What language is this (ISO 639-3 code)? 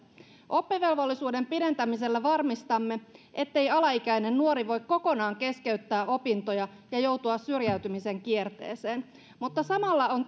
fin